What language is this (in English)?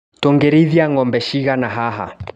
Kikuyu